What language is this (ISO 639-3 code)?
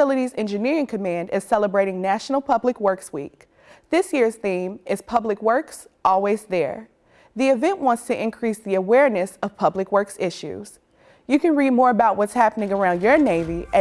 eng